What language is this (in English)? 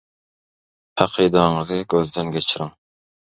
Turkmen